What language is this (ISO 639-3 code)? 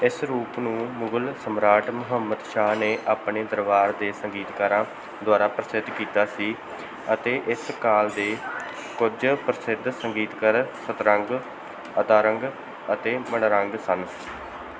pan